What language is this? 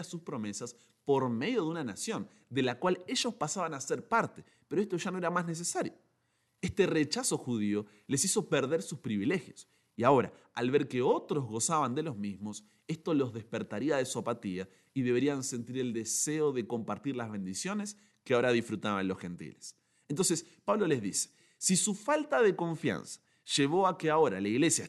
Spanish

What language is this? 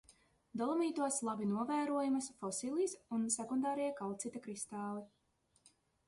Latvian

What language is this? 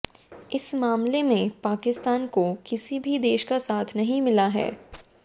Hindi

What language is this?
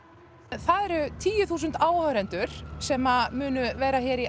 Icelandic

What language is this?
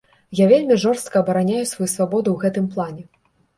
Belarusian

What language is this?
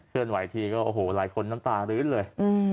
Thai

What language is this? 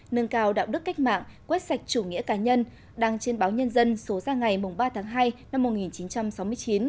Vietnamese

